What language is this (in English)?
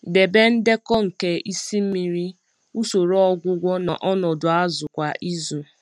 Igbo